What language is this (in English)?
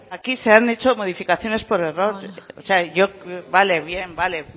Spanish